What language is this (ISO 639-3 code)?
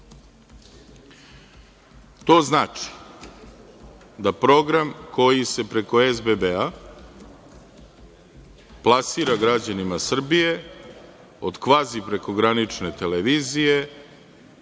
srp